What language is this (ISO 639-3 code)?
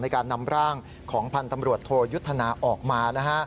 tha